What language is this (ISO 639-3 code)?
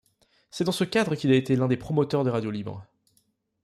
fra